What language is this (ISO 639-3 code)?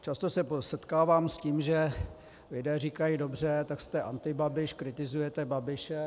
ces